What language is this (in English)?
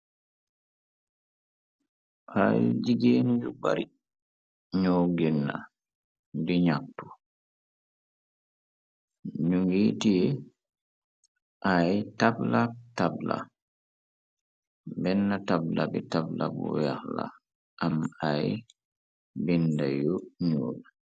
Wolof